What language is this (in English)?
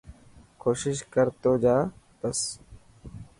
Dhatki